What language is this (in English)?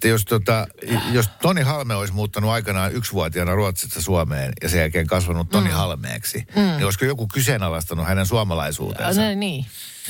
Finnish